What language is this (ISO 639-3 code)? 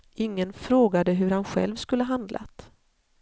swe